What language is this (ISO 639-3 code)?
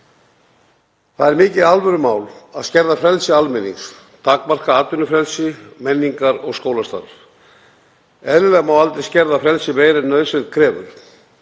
isl